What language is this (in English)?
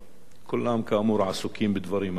Hebrew